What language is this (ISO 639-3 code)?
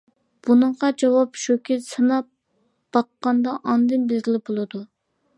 uig